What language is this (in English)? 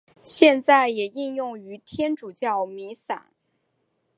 Chinese